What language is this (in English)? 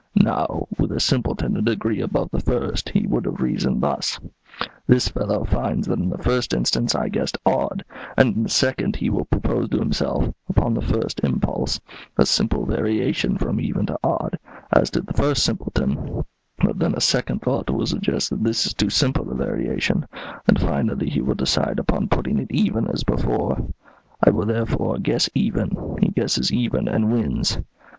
English